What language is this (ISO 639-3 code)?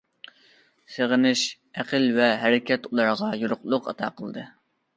uig